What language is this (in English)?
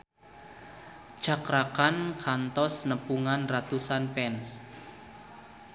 Sundanese